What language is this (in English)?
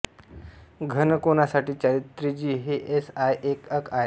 Marathi